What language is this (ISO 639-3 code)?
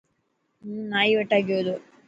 mki